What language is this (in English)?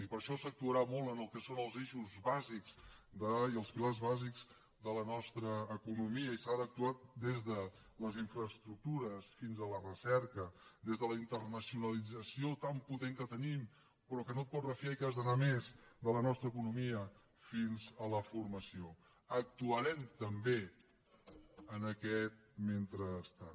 Catalan